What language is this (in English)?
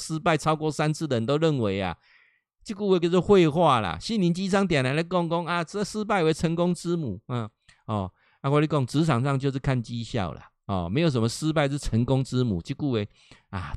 Chinese